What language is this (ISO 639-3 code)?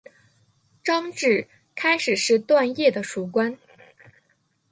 zho